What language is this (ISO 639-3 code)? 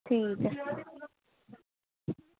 doi